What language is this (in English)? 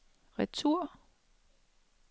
Danish